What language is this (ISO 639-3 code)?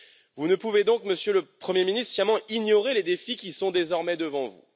fra